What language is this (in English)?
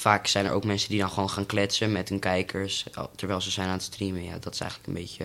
Dutch